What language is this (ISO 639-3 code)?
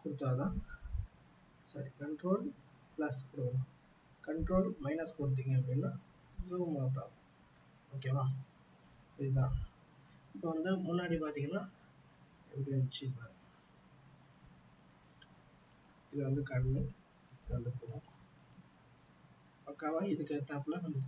tam